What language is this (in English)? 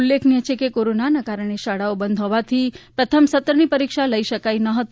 Gujarati